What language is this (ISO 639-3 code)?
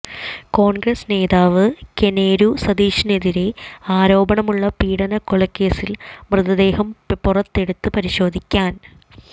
mal